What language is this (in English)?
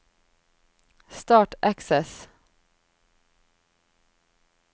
Norwegian